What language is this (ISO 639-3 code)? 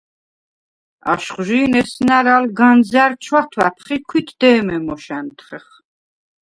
sva